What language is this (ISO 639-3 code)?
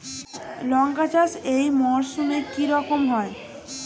ben